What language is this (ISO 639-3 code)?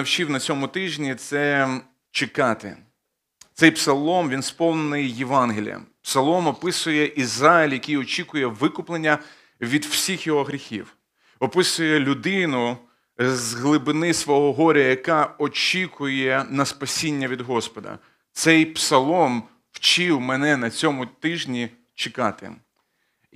ukr